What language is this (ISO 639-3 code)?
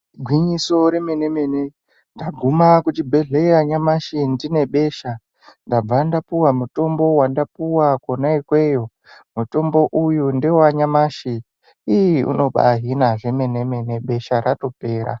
ndc